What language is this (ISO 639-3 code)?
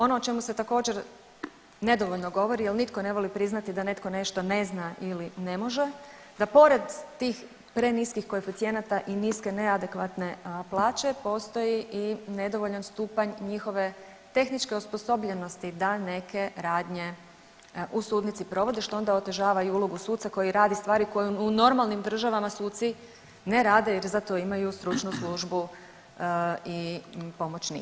hrv